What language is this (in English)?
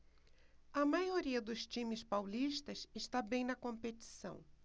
Portuguese